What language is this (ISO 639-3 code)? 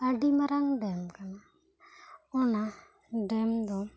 sat